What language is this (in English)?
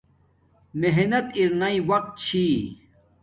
Domaaki